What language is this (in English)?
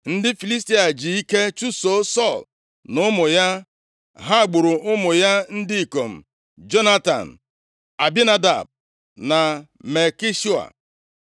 Igbo